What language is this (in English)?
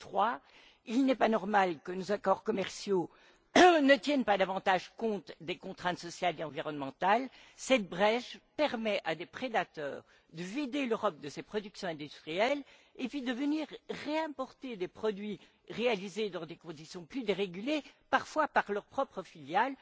French